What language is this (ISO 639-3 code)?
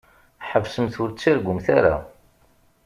kab